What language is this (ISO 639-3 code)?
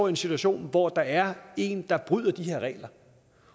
dan